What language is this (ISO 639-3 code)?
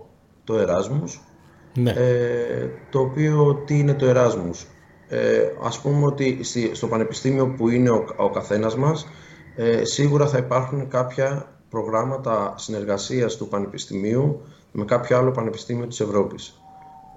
ell